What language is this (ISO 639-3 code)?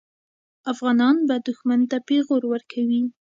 pus